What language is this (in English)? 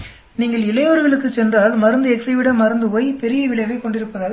Tamil